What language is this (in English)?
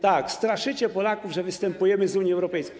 Polish